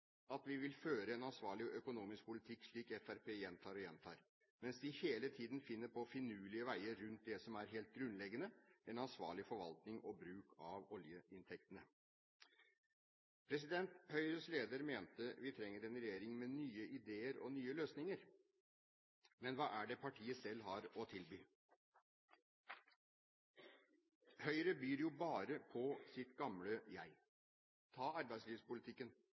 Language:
Norwegian Bokmål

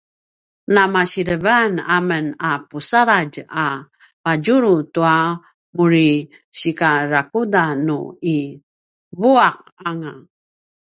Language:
Paiwan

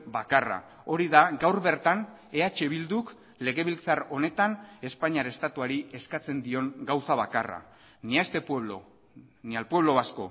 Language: Basque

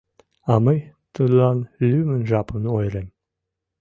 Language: Mari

